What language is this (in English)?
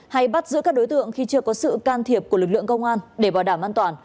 Vietnamese